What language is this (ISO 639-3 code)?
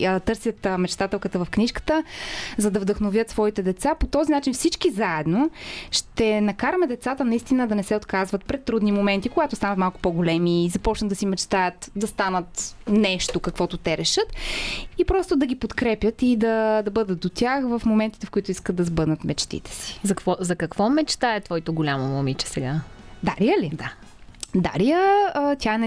bul